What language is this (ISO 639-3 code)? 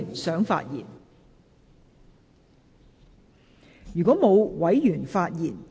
yue